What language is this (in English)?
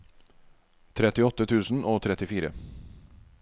Norwegian